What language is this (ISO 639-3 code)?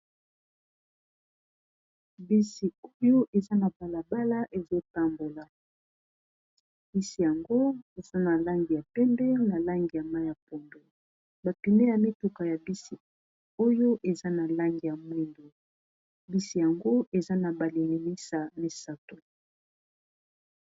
lin